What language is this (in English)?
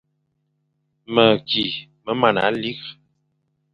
Fang